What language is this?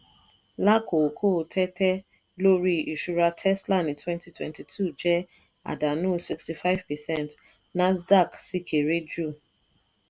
Yoruba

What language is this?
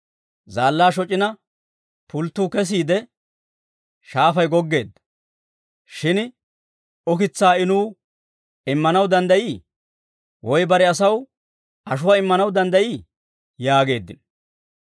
Dawro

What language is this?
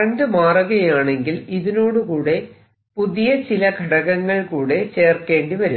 Malayalam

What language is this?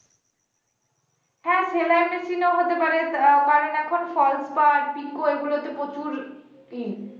Bangla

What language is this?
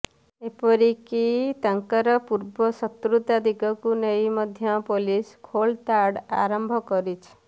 Odia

